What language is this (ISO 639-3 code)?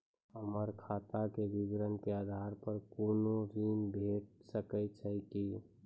mai